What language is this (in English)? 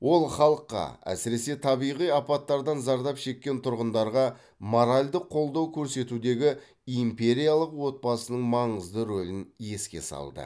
Kazakh